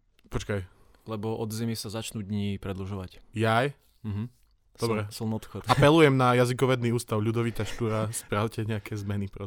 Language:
Slovak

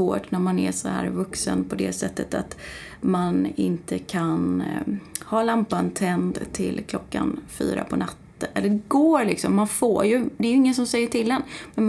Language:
Swedish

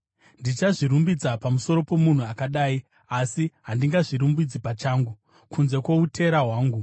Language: Shona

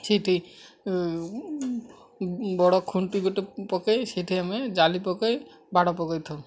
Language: Odia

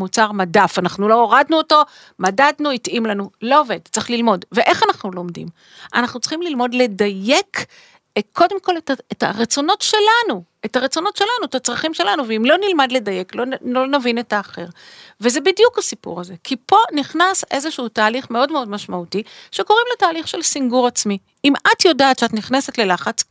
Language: Hebrew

